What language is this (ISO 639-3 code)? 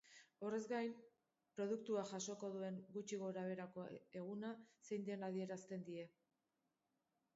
eus